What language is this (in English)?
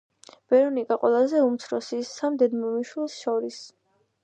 Georgian